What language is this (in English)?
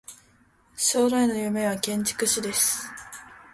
Japanese